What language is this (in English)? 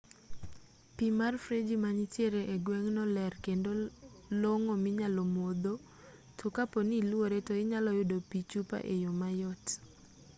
Luo (Kenya and Tanzania)